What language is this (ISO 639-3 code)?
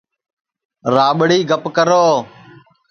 ssi